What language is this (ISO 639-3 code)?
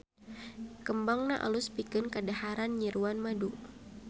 sun